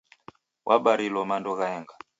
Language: Taita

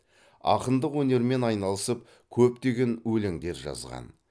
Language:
Kazakh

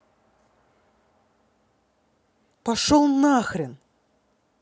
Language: Russian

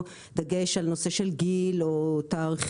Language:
Hebrew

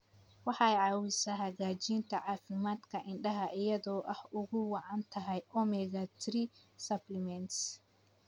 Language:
Somali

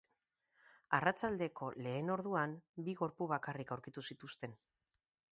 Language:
Basque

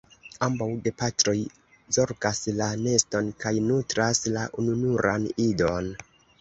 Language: Esperanto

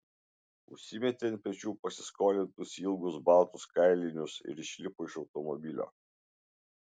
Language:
Lithuanian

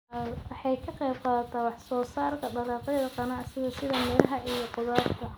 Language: Somali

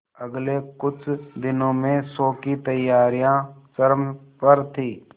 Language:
Hindi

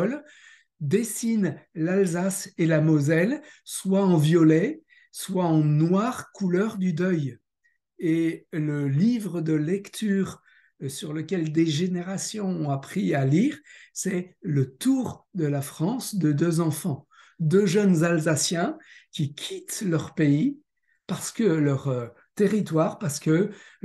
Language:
French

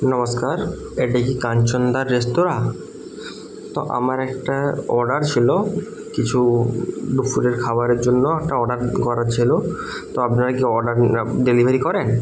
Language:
Bangla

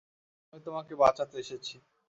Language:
Bangla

